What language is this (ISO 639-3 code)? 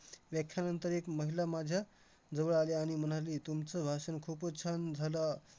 mar